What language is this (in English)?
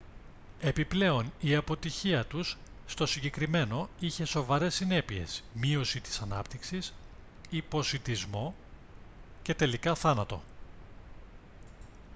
Greek